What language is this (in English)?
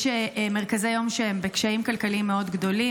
Hebrew